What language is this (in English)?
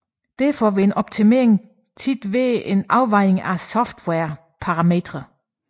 Danish